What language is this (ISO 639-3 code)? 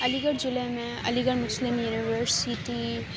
urd